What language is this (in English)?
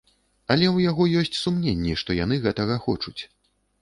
Belarusian